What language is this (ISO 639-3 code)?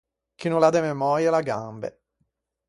lij